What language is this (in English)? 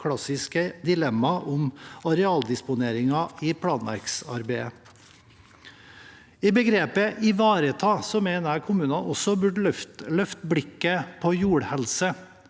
Norwegian